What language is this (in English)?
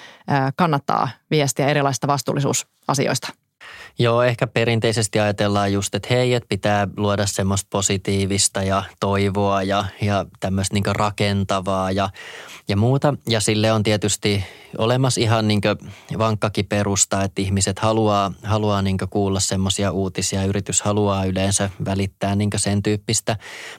Finnish